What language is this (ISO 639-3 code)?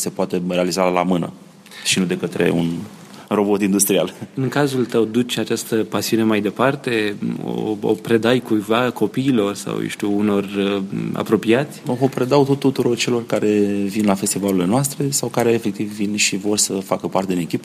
ron